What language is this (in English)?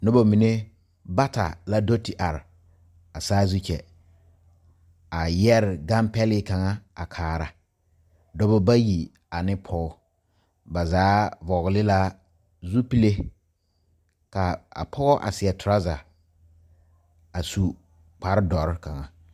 Southern Dagaare